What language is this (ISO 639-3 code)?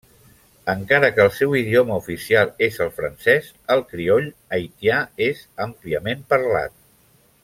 cat